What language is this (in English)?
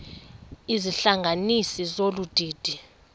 Xhosa